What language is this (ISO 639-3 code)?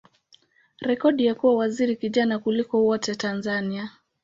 swa